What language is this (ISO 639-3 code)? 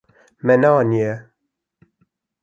kur